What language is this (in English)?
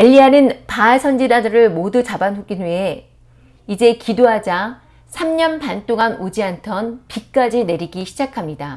Korean